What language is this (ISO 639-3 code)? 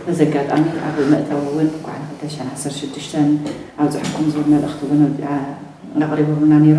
ara